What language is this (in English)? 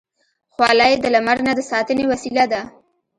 Pashto